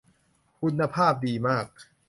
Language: Thai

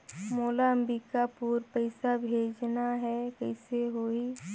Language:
Chhattisgarhi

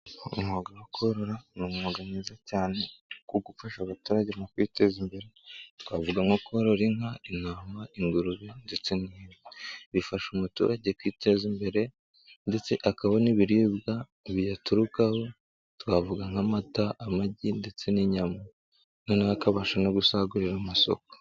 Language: Kinyarwanda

